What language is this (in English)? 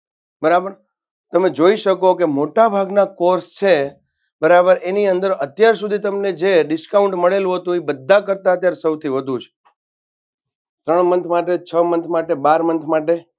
Gujarati